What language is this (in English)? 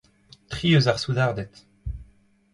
Breton